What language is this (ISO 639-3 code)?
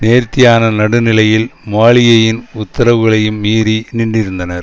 tam